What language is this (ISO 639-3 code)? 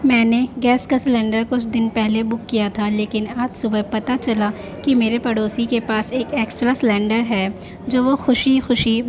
urd